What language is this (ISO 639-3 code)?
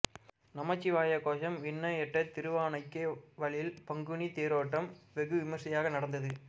tam